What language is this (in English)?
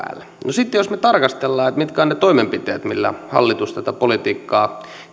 Finnish